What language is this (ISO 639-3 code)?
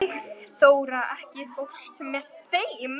isl